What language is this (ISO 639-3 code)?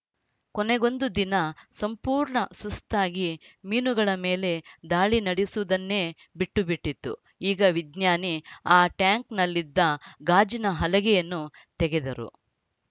kan